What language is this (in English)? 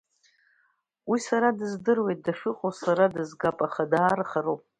Abkhazian